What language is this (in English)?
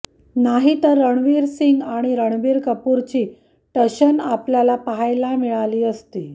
Marathi